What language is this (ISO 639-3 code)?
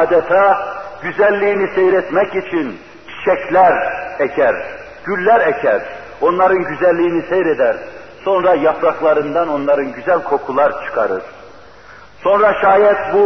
tur